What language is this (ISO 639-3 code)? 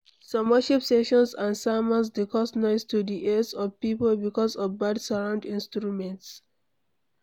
pcm